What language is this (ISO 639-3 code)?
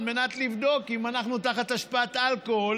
heb